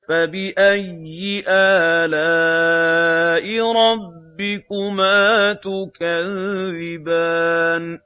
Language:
Arabic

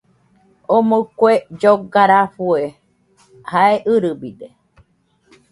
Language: Nüpode Huitoto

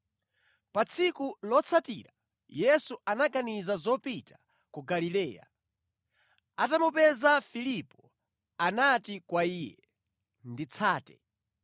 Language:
Nyanja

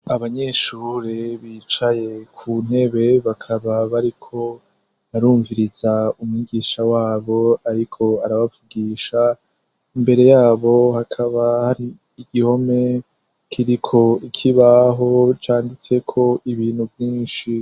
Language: Rundi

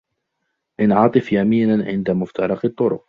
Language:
Arabic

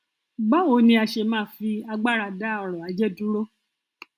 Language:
Yoruba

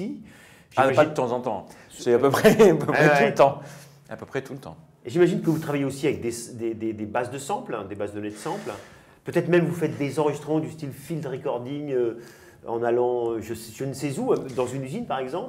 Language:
French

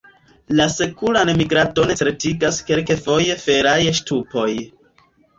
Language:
Esperanto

